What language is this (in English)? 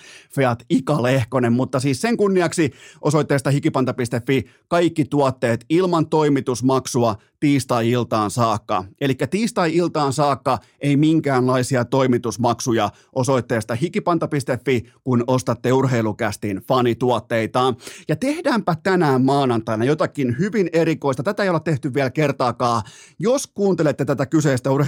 Finnish